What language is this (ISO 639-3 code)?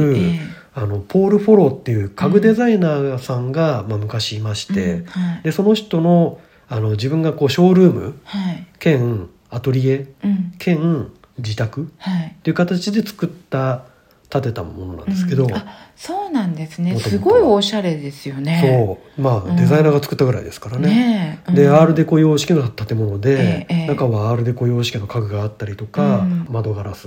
jpn